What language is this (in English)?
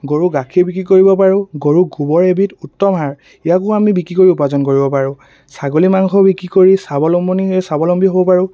Assamese